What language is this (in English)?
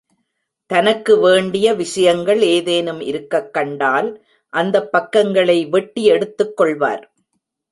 Tamil